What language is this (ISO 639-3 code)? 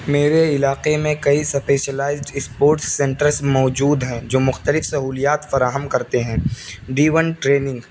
urd